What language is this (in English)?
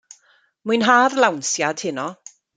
Welsh